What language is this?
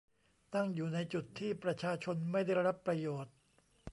Thai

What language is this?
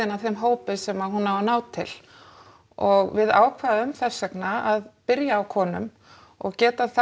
Icelandic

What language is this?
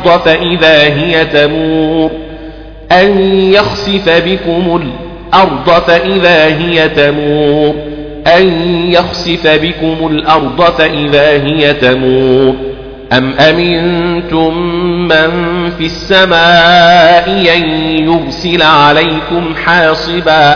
Arabic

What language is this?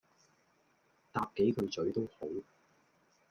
Cantonese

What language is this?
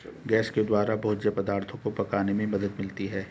Hindi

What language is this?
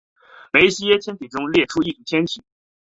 Chinese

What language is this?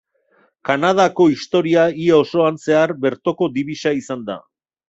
Basque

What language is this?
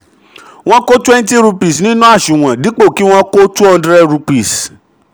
Yoruba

